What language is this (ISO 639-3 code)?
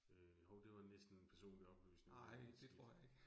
dan